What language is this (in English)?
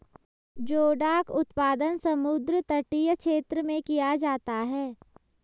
Hindi